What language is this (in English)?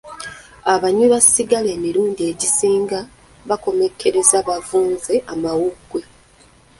Ganda